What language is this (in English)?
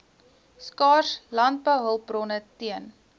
Afrikaans